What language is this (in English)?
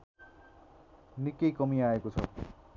Nepali